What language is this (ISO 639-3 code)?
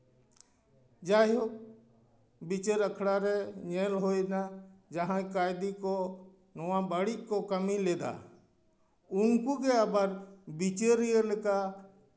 sat